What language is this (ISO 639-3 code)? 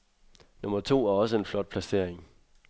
dan